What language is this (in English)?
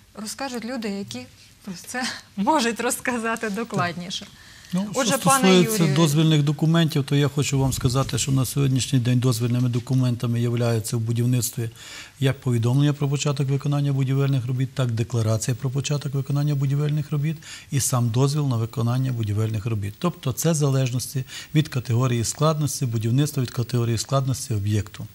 Ukrainian